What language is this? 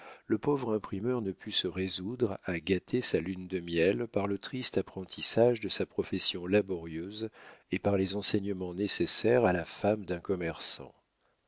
French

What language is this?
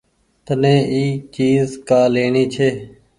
Goaria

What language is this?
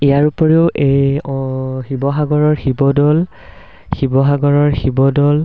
Assamese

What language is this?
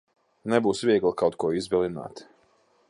Latvian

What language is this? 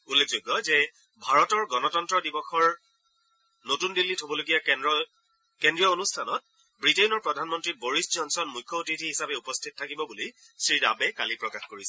Assamese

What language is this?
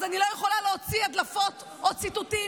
Hebrew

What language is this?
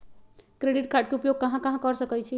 Magahi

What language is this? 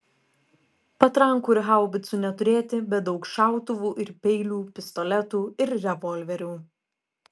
Lithuanian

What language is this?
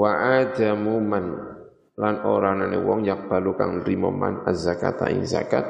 Indonesian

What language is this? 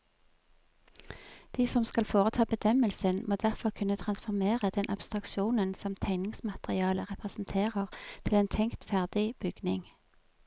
Norwegian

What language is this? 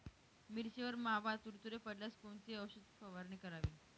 Marathi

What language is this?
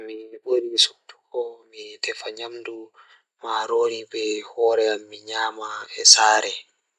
Fula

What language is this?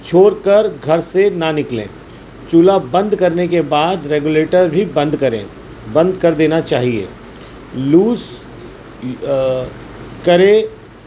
Urdu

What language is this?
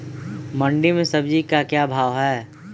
Magahi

